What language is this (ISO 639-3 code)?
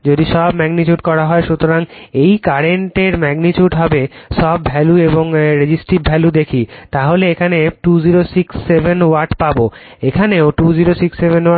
ben